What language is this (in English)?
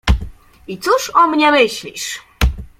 Polish